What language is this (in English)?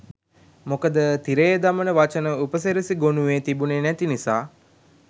Sinhala